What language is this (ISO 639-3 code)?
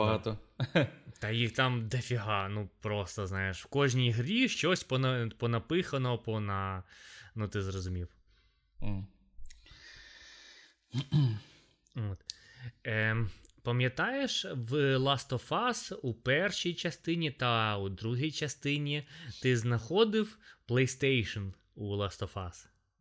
ukr